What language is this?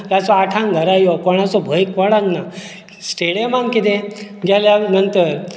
Konkani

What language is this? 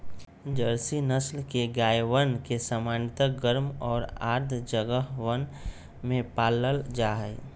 Magahi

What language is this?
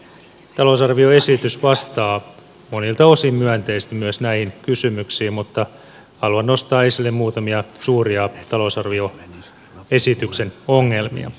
Finnish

